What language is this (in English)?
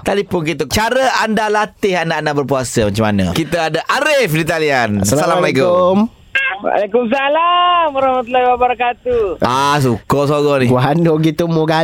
Malay